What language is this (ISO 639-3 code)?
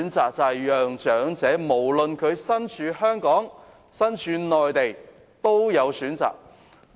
yue